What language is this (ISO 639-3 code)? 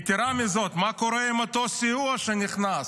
heb